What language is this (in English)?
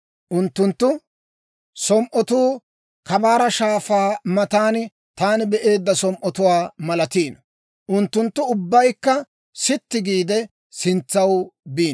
Dawro